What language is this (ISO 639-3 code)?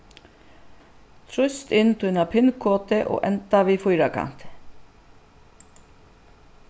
fao